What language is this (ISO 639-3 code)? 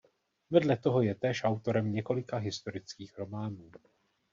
ces